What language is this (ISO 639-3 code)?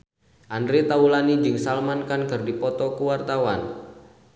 sun